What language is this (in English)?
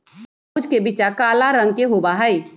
Magahi